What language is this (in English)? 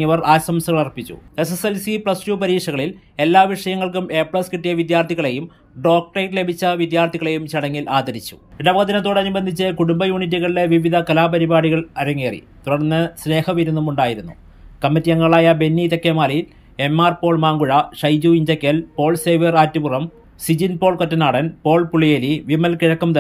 Malayalam